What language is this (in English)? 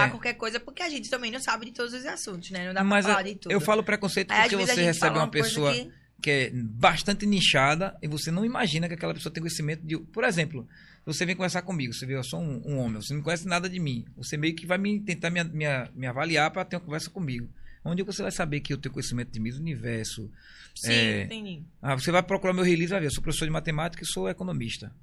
Portuguese